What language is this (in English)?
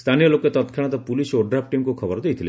Odia